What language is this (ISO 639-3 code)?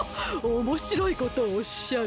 jpn